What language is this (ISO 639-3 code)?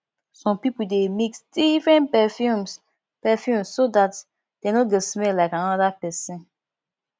pcm